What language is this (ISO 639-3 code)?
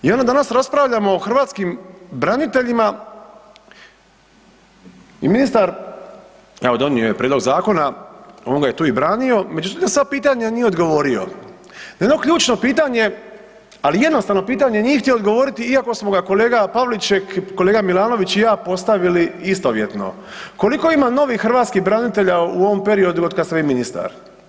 hrv